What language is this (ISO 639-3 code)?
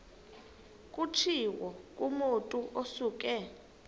xho